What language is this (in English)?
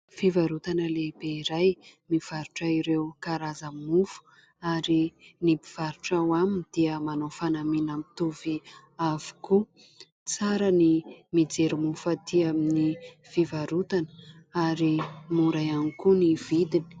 Malagasy